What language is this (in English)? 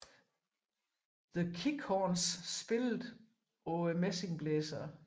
Danish